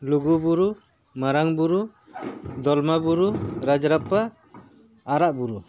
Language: Santali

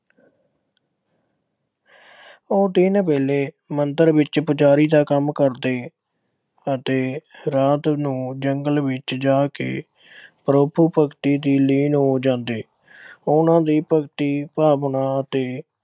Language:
Punjabi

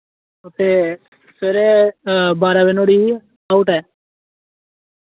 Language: Dogri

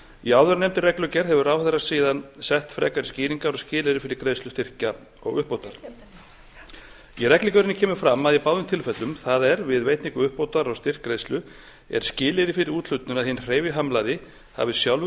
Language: Icelandic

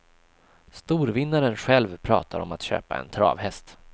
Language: Swedish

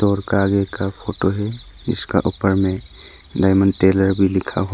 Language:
Hindi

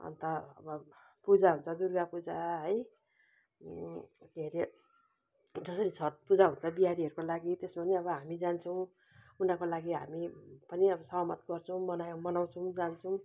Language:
Nepali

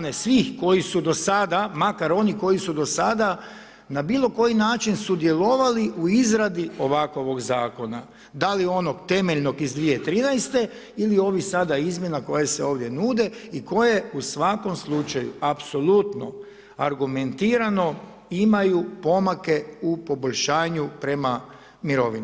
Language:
Croatian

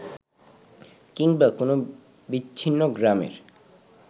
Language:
Bangla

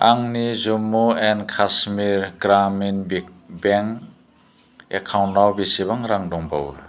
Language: Bodo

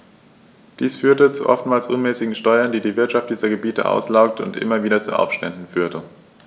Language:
German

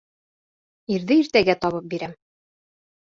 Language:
Bashkir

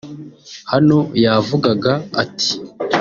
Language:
Kinyarwanda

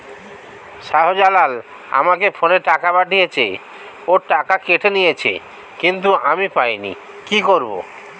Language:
Bangla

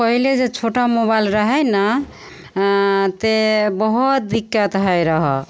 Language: Maithili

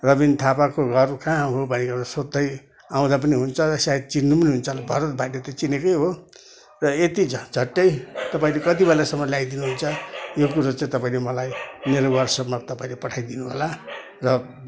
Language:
Nepali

